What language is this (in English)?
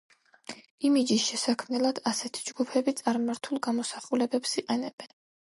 Georgian